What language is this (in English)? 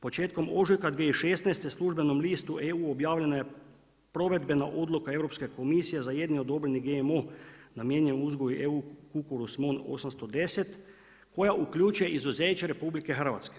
Croatian